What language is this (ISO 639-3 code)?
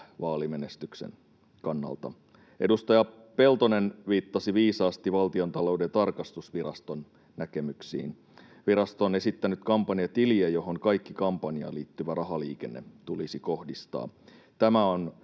fin